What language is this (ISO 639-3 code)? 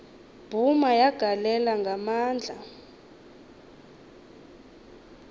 xho